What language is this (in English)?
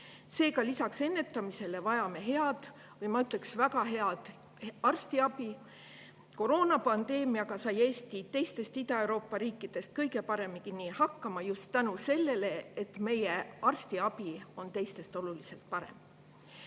Estonian